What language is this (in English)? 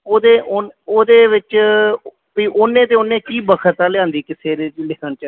Punjabi